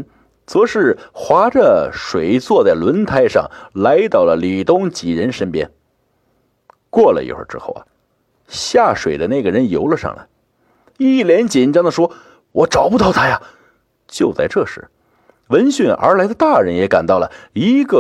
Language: Chinese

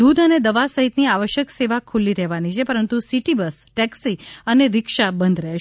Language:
Gujarati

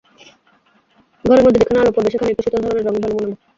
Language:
Bangla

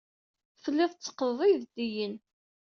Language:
Kabyle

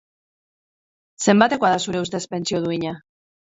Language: Basque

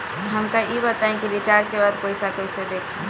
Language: Bhojpuri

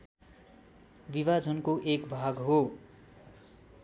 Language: Nepali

